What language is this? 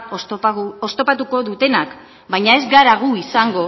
Basque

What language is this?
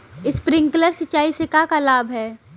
Bhojpuri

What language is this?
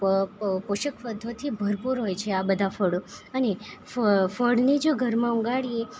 Gujarati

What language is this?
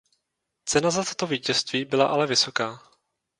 Czech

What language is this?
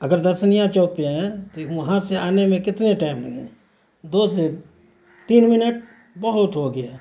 Urdu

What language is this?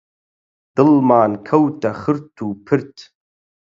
Central Kurdish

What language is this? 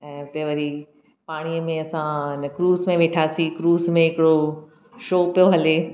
Sindhi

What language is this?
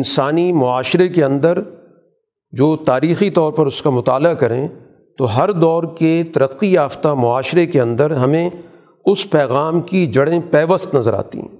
Urdu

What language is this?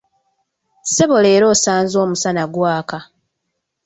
Ganda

